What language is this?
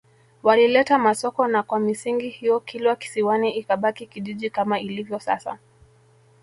Swahili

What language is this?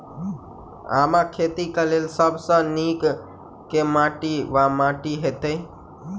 Maithili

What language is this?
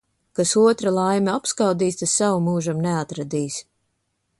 Latvian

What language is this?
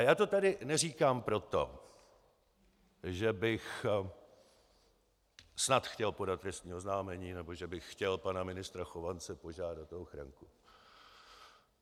Czech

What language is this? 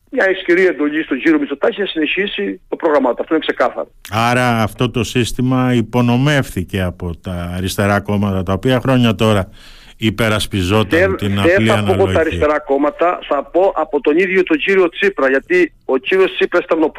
Greek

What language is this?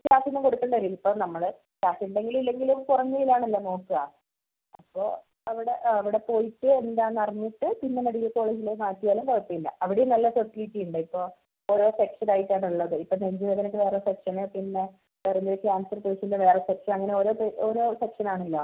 Malayalam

